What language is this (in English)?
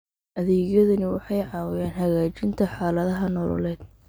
Somali